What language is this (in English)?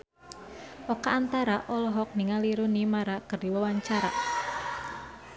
Sundanese